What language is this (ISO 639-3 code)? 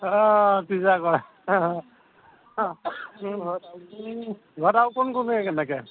asm